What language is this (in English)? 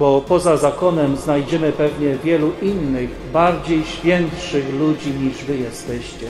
Polish